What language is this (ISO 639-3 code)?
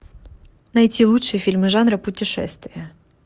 rus